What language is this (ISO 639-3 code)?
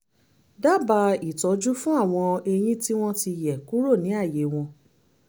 yor